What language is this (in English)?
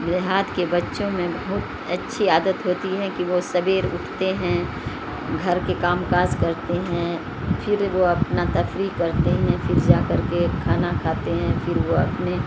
Urdu